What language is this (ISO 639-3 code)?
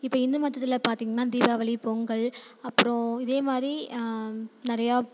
tam